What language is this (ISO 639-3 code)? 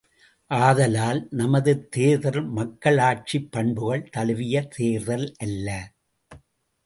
tam